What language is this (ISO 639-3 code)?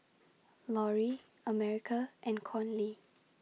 eng